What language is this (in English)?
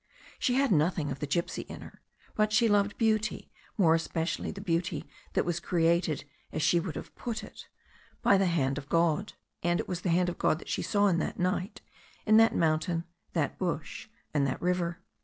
English